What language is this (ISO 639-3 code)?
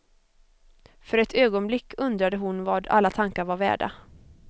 swe